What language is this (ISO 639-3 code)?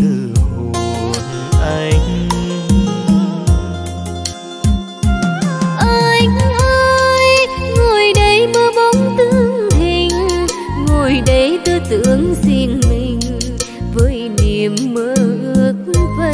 vie